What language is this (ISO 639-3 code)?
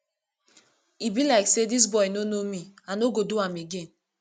pcm